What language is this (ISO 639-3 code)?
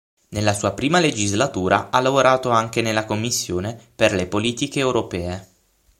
ita